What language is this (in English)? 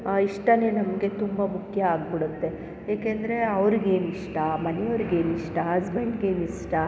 Kannada